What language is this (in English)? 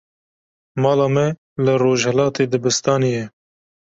Kurdish